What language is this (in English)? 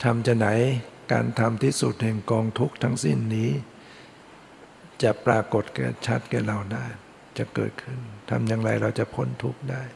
Thai